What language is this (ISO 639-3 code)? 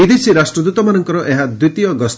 ori